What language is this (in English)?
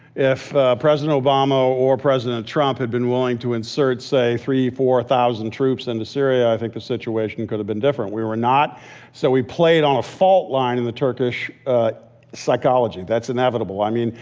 English